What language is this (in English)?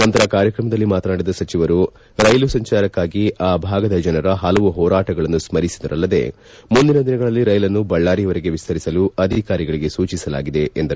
Kannada